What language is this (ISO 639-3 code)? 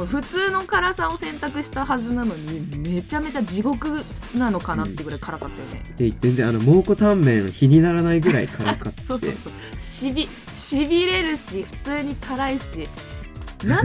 jpn